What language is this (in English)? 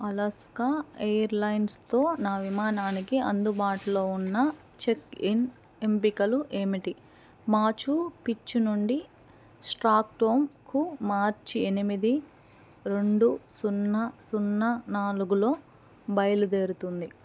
Telugu